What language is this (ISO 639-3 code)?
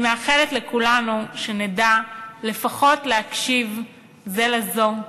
heb